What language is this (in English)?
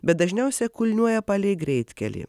Lithuanian